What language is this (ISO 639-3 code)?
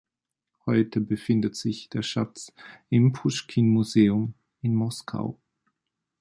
deu